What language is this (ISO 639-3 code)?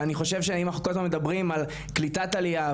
heb